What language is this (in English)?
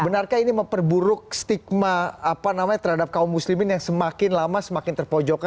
Indonesian